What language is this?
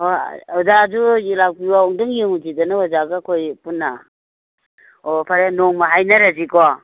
Manipuri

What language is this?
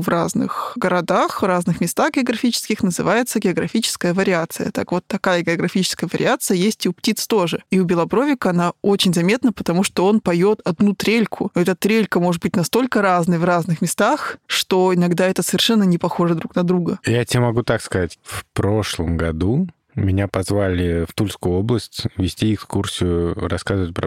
Russian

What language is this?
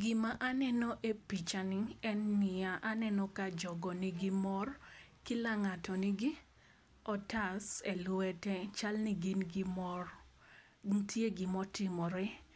Luo (Kenya and Tanzania)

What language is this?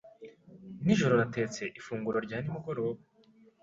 Kinyarwanda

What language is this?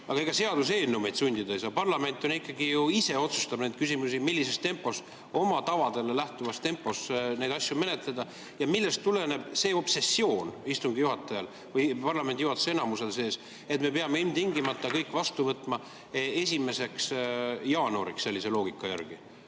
Estonian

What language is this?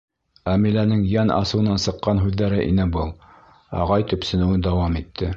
Bashkir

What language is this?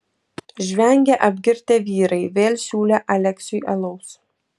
Lithuanian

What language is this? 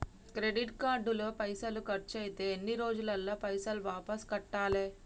Telugu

